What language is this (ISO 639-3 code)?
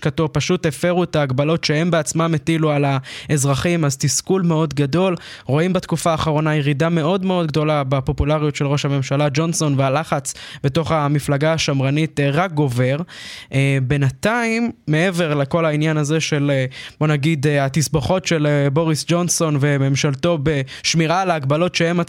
heb